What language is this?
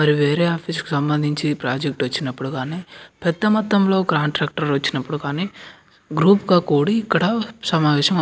Telugu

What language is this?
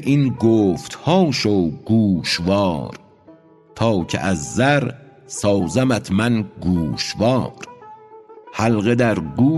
Persian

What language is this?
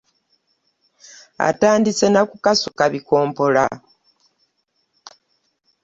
Ganda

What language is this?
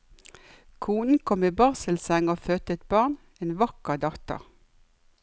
Norwegian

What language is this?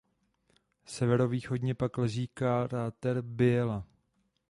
Czech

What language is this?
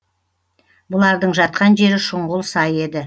Kazakh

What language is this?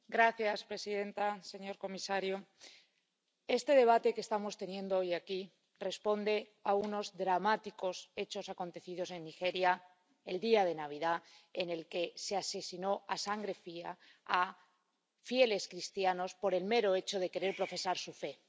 Spanish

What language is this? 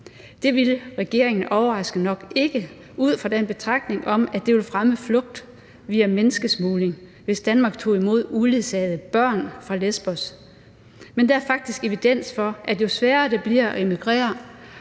Danish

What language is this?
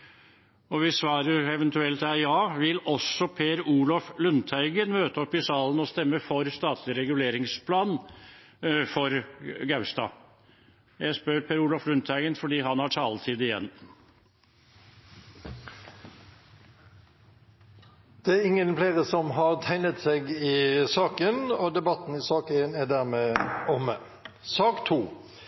Norwegian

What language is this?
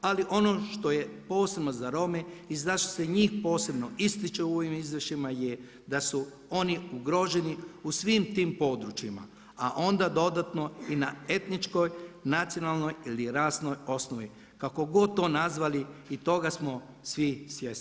Croatian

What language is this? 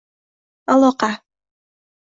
Uzbek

